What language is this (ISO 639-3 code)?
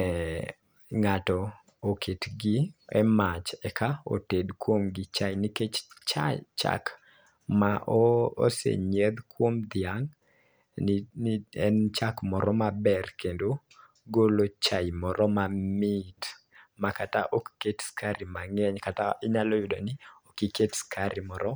luo